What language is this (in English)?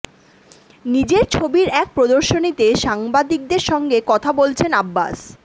Bangla